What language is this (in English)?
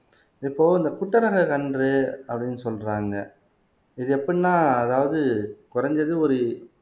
Tamil